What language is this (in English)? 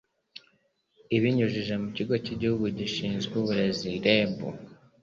Kinyarwanda